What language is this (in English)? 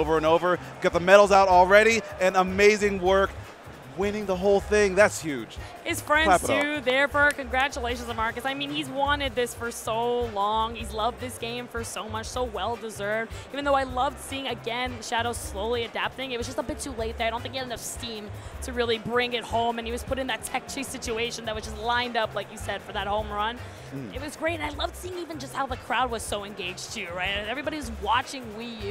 English